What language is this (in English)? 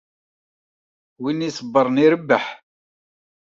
Kabyle